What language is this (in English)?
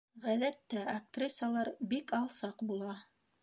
Bashkir